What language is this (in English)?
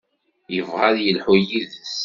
Kabyle